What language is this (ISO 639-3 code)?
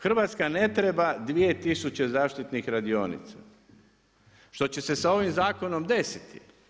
hrv